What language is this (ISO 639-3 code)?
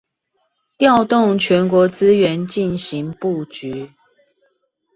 zho